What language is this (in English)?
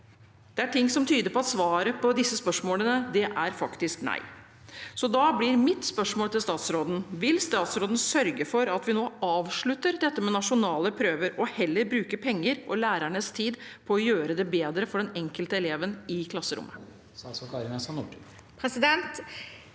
Norwegian